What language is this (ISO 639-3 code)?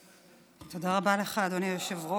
heb